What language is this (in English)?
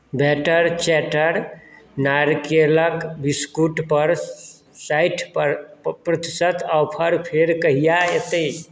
Maithili